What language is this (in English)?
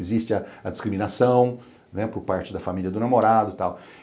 Portuguese